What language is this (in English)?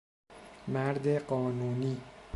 Persian